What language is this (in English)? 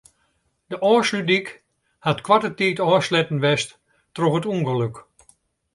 Western Frisian